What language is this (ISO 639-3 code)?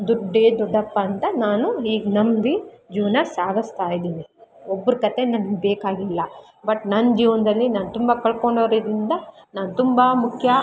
kan